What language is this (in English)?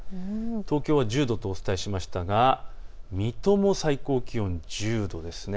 Japanese